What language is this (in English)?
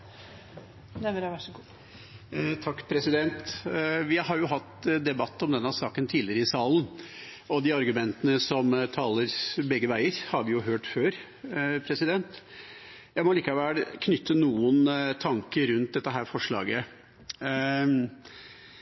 Norwegian